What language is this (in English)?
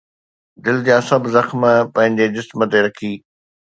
Sindhi